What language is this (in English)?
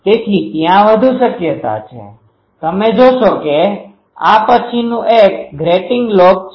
Gujarati